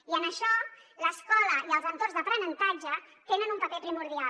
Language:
Catalan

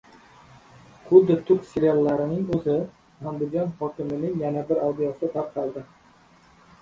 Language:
Uzbek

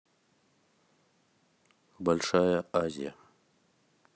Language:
Russian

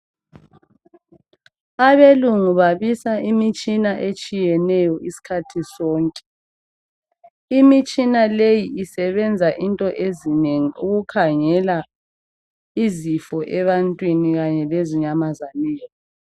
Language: North Ndebele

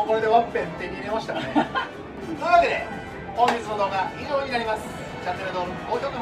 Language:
Japanese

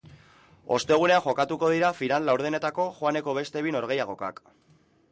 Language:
Basque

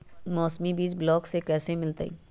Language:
Magahi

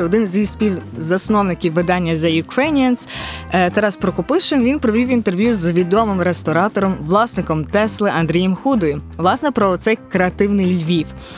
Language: Ukrainian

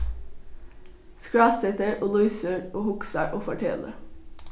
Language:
Faroese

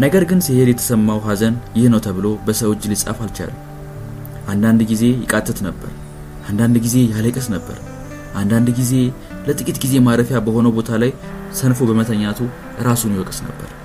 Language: Amharic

